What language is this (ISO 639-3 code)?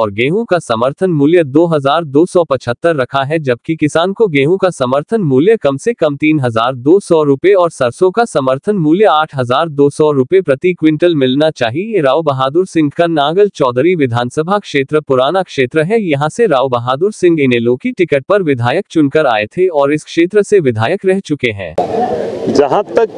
hin